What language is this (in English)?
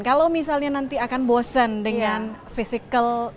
Indonesian